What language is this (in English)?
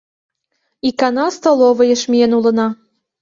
Mari